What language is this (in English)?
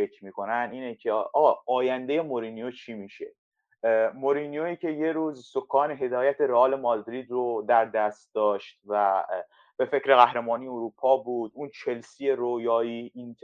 Persian